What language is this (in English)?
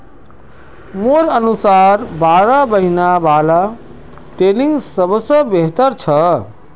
Magahi